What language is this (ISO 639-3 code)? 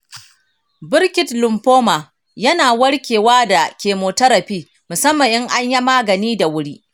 hau